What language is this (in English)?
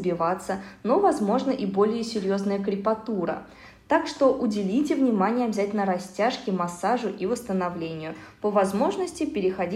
Russian